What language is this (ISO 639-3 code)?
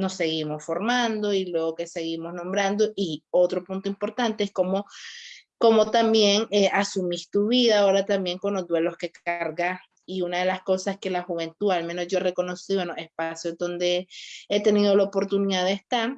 spa